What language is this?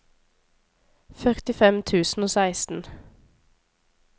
Norwegian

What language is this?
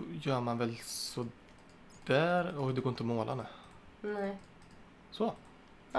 Swedish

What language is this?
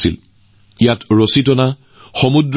Assamese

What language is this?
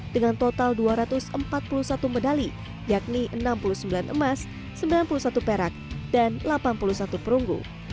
Indonesian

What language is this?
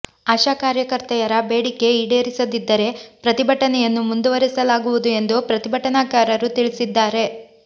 Kannada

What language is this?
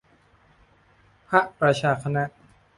Thai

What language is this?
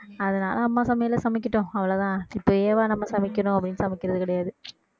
Tamil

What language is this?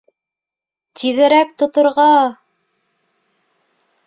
Bashkir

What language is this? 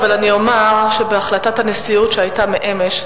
Hebrew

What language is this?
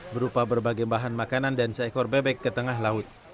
Indonesian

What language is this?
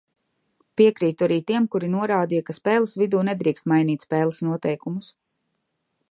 Latvian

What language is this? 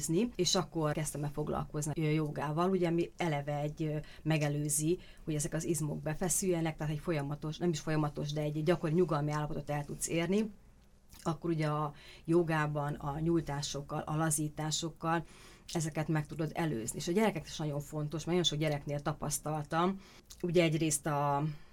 Hungarian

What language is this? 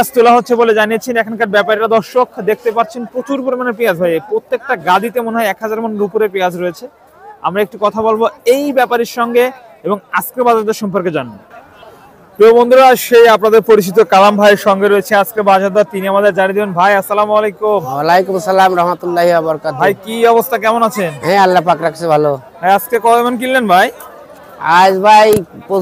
Arabic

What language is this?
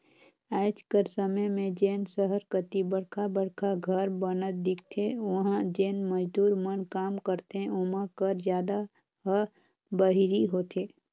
Chhattisgarhi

